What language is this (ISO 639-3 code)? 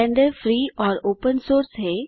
hin